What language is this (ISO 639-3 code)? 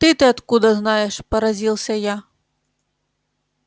rus